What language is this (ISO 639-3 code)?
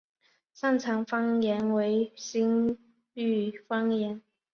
zho